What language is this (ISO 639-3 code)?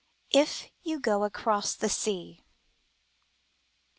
eng